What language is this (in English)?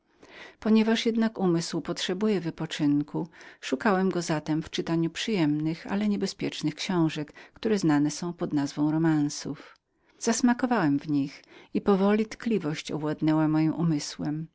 Polish